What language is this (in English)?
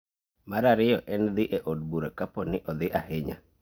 Luo (Kenya and Tanzania)